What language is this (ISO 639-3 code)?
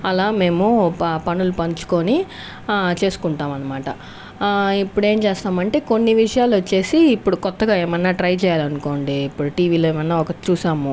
tel